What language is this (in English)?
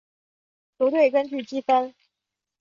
Chinese